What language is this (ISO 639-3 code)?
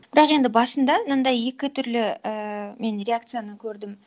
kaz